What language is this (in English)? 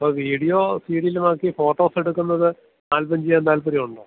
Malayalam